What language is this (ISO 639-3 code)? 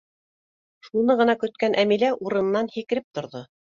bak